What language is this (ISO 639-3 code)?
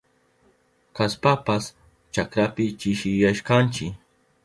qup